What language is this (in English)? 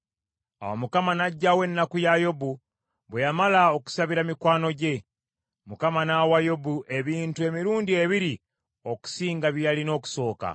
Ganda